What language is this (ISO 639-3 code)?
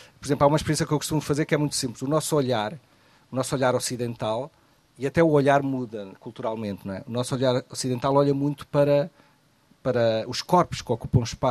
por